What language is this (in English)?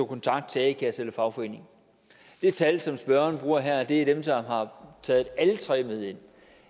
Danish